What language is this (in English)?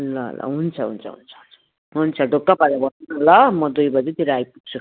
Nepali